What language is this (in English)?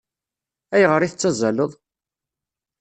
Kabyle